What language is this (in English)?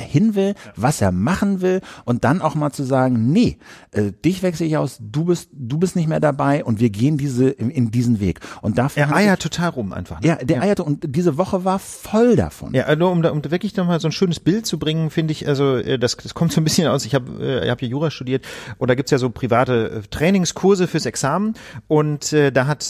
German